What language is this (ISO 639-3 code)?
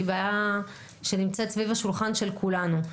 heb